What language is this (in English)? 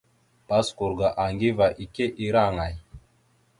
Mada (Cameroon)